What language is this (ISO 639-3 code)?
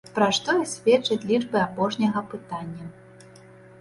bel